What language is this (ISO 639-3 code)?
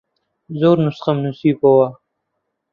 ckb